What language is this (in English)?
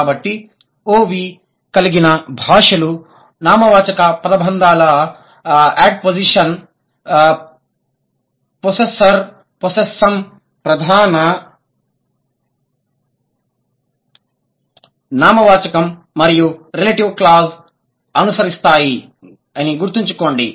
Telugu